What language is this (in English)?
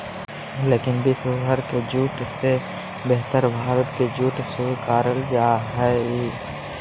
Magahi